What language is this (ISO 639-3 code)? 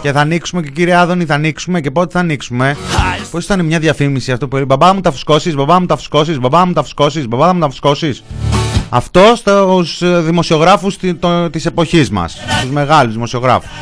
ell